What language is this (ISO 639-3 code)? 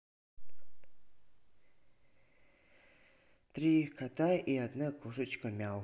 rus